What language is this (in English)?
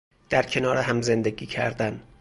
Persian